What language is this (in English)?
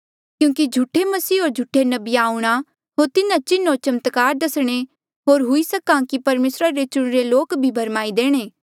Mandeali